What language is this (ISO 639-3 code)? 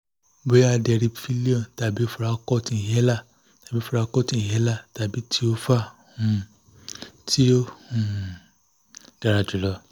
yor